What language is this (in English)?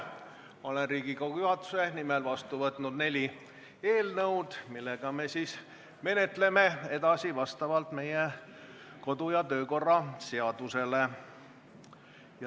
Estonian